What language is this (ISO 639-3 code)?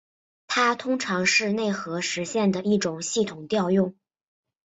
zho